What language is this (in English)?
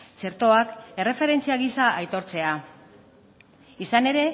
Basque